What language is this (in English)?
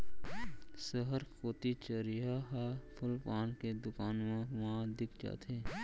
Chhattisgarhi